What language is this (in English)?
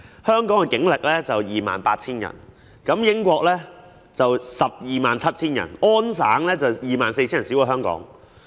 Cantonese